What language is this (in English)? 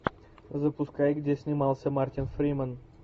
Russian